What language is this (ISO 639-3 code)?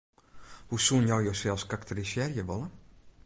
fry